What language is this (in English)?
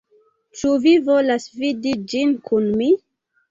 Esperanto